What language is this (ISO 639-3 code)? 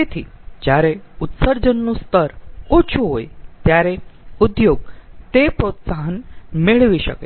guj